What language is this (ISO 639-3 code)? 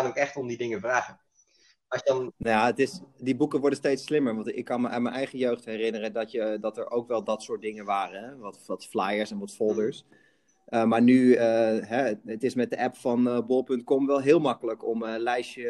nld